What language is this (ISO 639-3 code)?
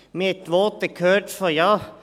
gsw